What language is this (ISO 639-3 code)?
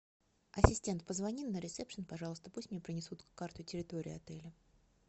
rus